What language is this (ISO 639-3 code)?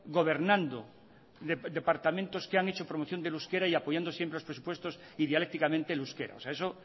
spa